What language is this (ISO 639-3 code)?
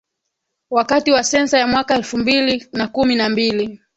swa